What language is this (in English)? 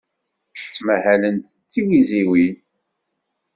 Kabyle